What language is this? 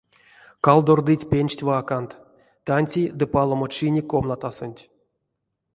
Erzya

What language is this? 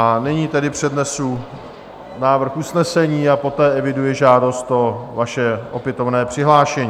Czech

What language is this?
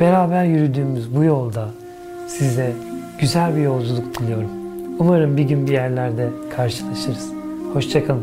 Turkish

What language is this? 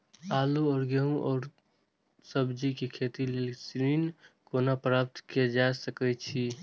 Maithili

